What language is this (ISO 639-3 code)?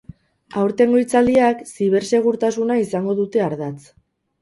eus